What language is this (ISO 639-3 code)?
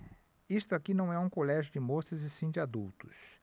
por